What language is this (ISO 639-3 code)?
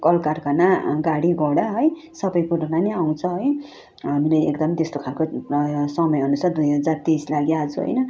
nep